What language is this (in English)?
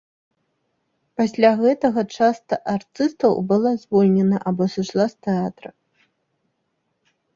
Belarusian